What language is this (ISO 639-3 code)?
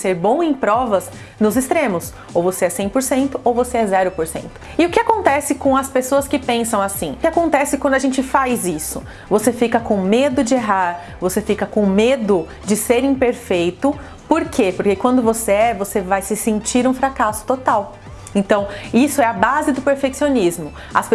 por